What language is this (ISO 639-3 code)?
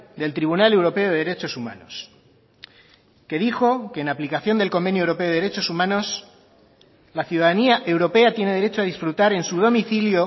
spa